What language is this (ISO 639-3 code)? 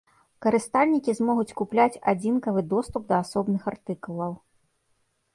bel